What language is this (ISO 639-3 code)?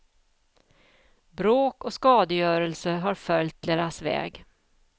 swe